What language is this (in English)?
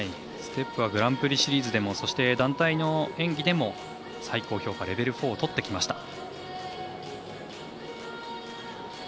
Japanese